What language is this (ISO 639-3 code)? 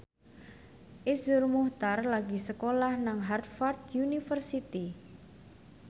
jav